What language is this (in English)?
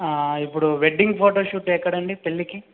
Telugu